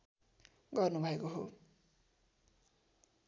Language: Nepali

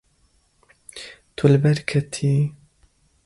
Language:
Kurdish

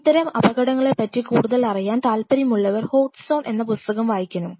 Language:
Malayalam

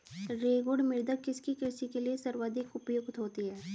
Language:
Hindi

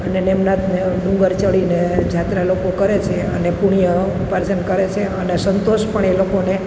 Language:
Gujarati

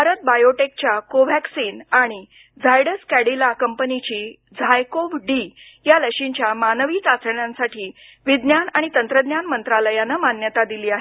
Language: Marathi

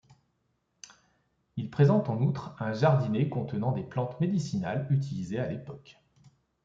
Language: French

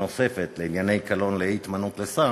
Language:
Hebrew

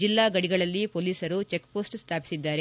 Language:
Kannada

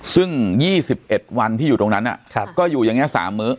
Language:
Thai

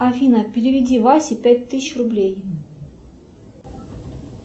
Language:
Russian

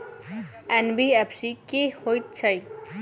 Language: Maithili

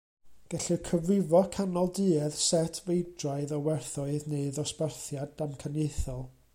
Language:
Welsh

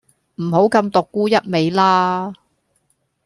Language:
Cantonese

